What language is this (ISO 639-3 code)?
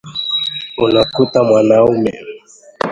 swa